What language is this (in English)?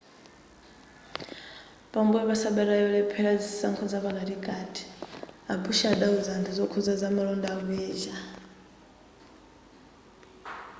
Nyanja